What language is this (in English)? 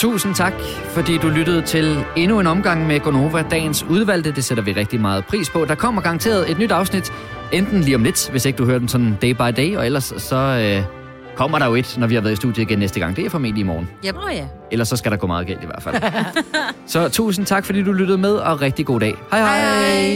Danish